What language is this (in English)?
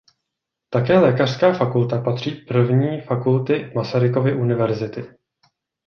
Czech